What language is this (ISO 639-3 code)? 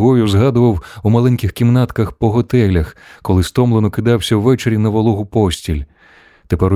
ukr